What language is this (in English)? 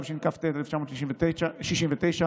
Hebrew